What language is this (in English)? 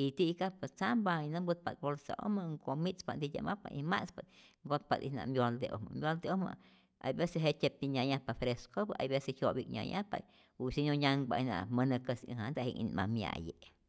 Rayón Zoque